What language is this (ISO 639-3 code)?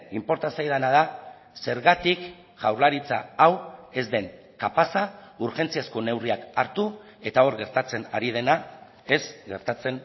eus